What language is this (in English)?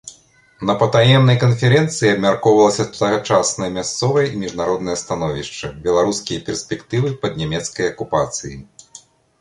Belarusian